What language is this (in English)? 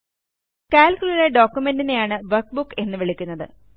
Malayalam